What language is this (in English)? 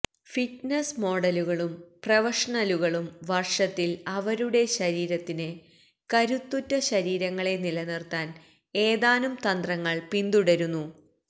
Malayalam